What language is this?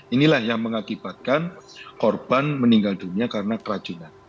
Indonesian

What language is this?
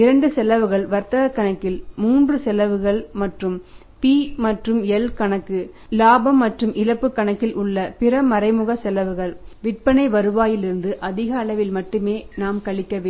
Tamil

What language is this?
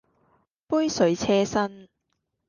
Cantonese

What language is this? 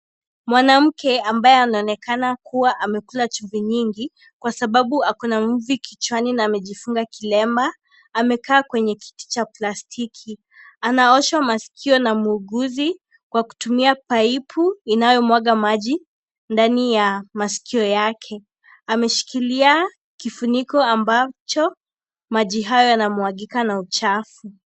Swahili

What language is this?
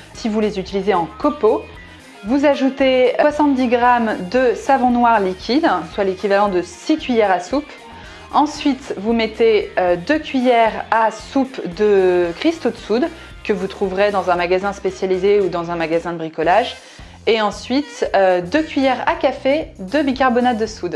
French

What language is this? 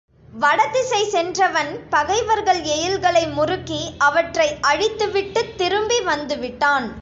Tamil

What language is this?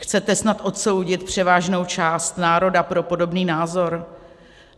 Czech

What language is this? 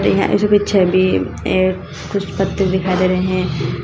Hindi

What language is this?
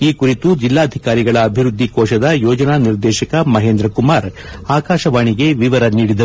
Kannada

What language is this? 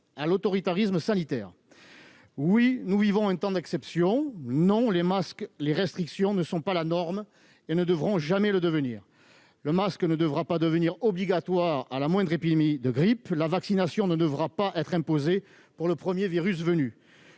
French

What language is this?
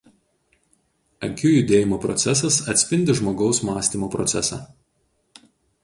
Lithuanian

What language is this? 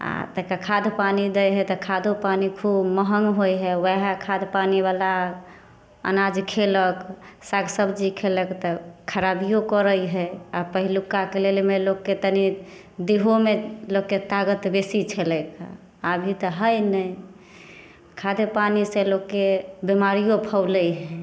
Maithili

